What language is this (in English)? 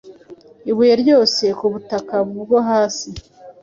Kinyarwanda